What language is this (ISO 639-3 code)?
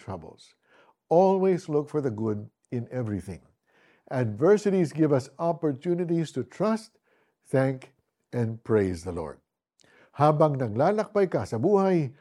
fil